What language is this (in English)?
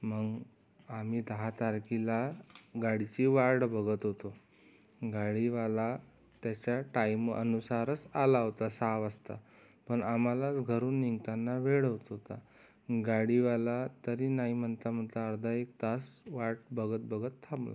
Marathi